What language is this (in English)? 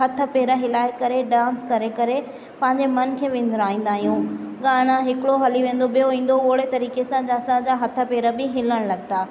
Sindhi